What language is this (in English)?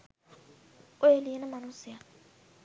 Sinhala